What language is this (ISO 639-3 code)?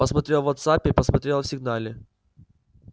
rus